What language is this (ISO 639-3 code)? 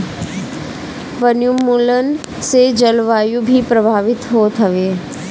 bho